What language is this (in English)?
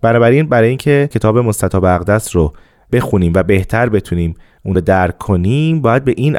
Persian